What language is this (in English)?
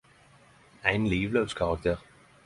Norwegian Nynorsk